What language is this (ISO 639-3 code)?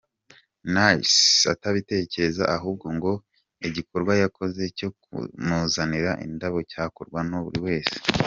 kin